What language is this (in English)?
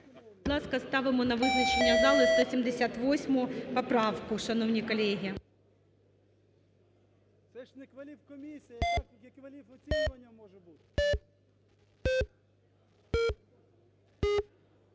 Ukrainian